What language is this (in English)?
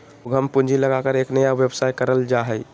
Magahi